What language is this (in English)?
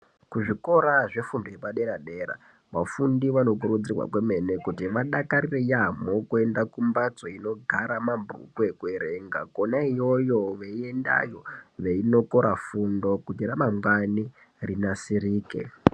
Ndau